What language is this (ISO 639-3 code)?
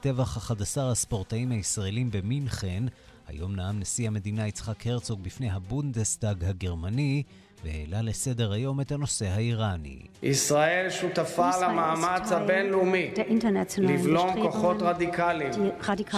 heb